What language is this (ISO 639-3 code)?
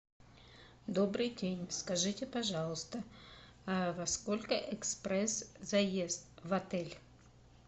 rus